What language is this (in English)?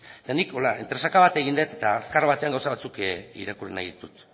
Basque